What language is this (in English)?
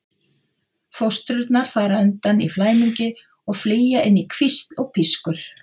Icelandic